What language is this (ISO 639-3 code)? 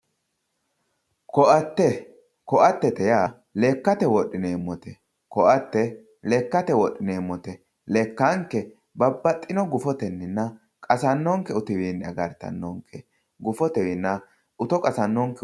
sid